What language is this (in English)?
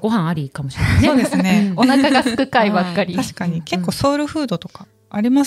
Japanese